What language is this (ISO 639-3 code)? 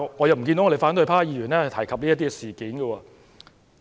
yue